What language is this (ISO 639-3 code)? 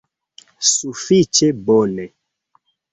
epo